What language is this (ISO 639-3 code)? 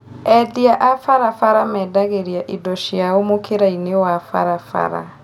kik